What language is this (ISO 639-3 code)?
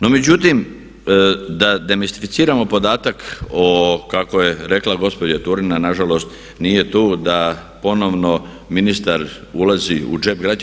hrv